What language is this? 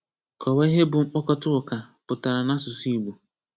Igbo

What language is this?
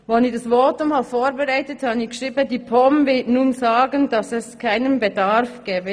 Swiss German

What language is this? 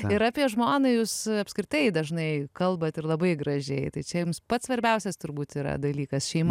Lithuanian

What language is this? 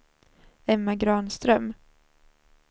Swedish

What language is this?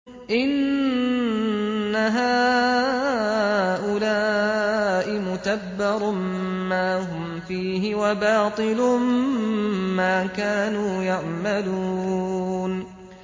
Arabic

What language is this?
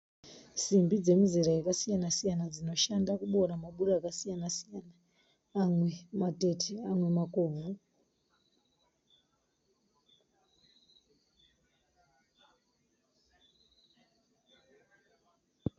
Shona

